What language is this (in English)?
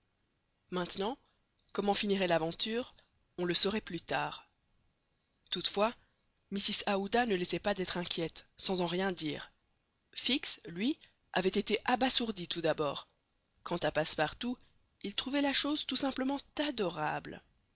French